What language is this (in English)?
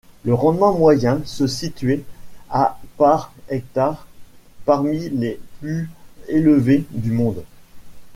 French